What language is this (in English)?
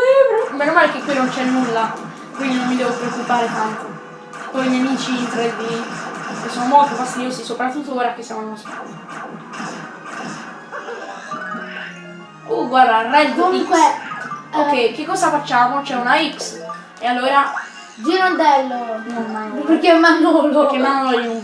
Italian